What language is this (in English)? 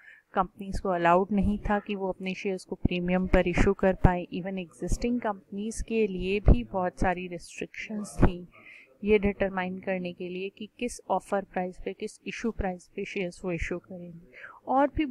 Hindi